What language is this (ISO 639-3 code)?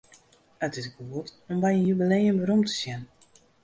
fry